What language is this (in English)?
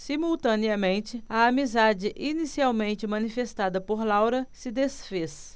Portuguese